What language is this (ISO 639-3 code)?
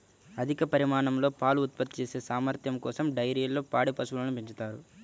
tel